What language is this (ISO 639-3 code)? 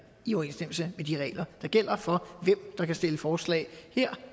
dan